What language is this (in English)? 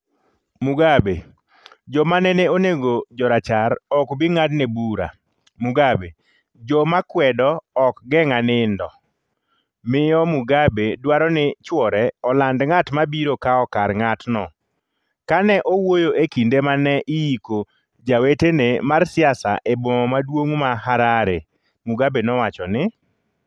Luo (Kenya and Tanzania)